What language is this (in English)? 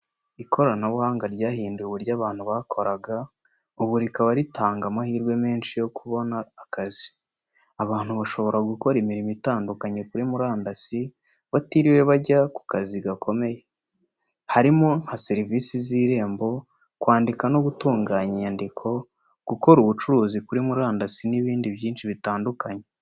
Kinyarwanda